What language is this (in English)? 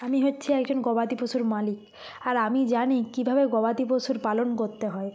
Bangla